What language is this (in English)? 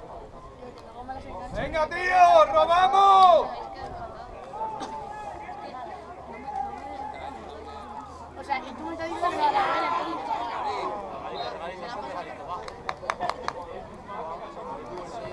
Spanish